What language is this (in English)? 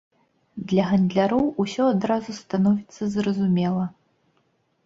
Belarusian